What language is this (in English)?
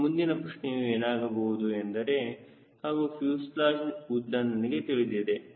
Kannada